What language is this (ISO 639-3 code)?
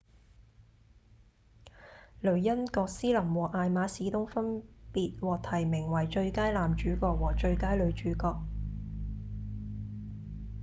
yue